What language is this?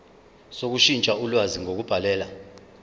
Zulu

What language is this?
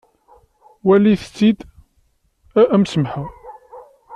Kabyle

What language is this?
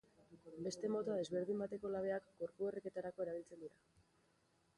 Basque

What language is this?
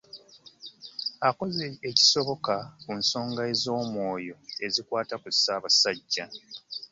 Ganda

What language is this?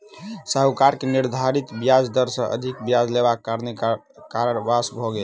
Maithili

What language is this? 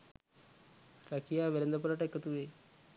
Sinhala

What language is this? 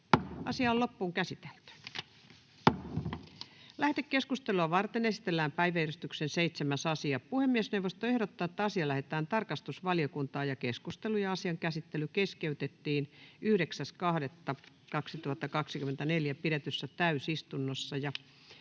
Finnish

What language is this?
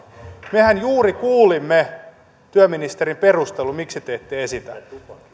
Finnish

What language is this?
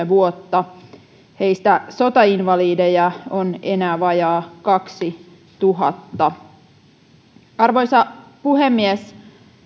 Finnish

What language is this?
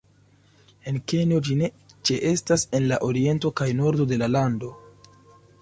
Esperanto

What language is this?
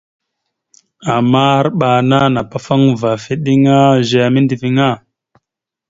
Mada (Cameroon)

